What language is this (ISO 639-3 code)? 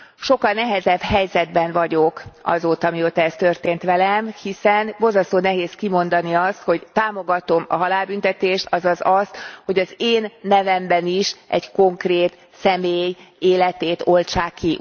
hun